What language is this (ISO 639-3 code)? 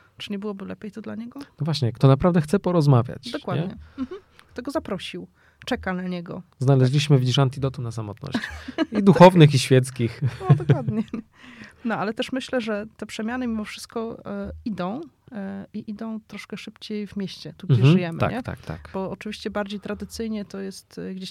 pol